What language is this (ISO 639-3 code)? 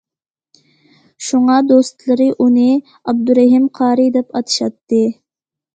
uig